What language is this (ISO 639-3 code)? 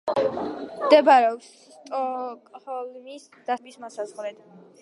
kat